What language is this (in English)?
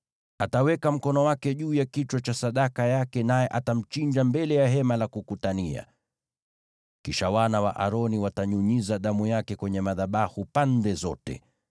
Swahili